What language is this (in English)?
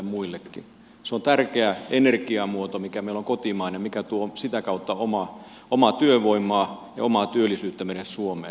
Finnish